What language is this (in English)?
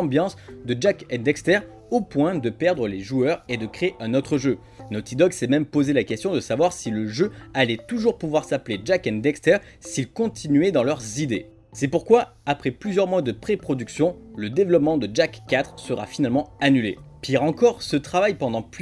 French